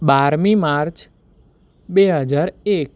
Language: Gujarati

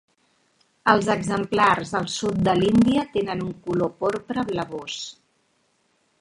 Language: Catalan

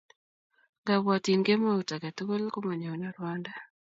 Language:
Kalenjin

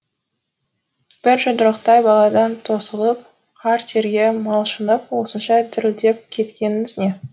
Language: Kazakh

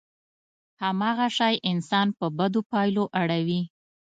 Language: Pashto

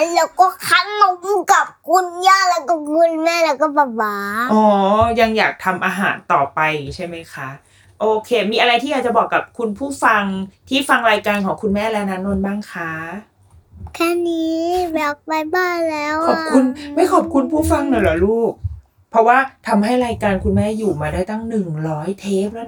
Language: Thai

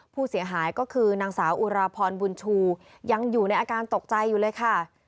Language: Thai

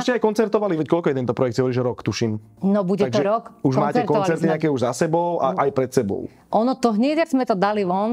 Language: Slovak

